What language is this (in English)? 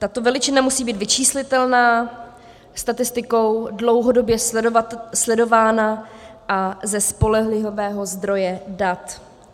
Czech